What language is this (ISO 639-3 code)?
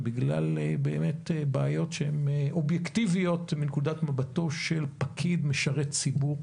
heb